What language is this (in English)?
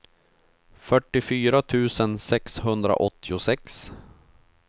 Swedish